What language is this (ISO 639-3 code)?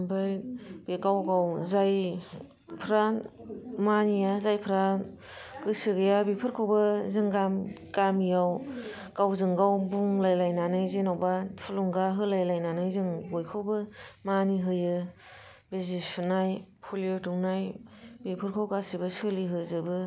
brx